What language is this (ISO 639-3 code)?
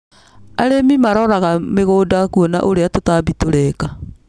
kik